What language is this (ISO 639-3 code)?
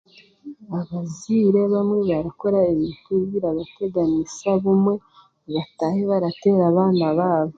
cgg